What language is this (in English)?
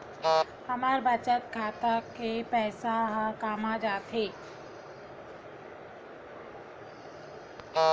Chhattisgarhi